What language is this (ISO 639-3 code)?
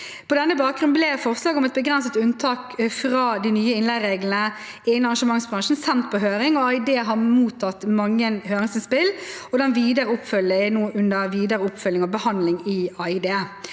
nor